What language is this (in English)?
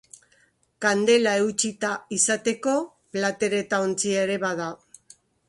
Basque